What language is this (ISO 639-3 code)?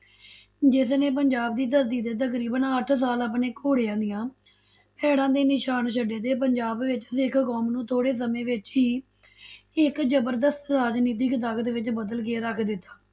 pan